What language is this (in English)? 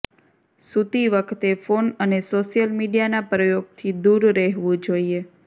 Gujarati